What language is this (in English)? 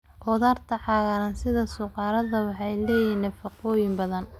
Somali